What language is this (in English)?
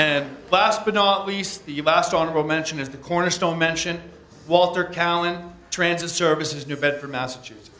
English